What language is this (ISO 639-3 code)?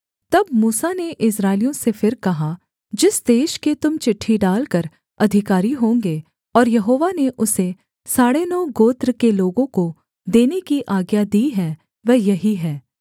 hin